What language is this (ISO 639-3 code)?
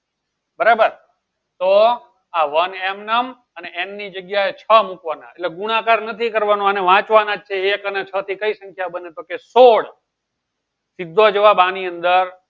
guj